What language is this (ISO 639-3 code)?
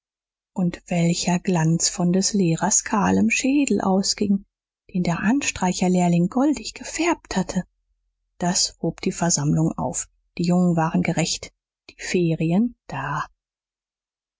deu